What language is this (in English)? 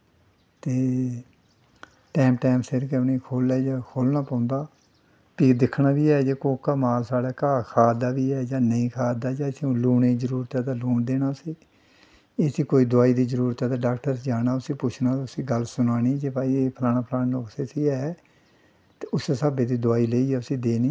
Dogri